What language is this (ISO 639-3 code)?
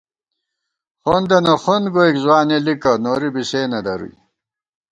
gwt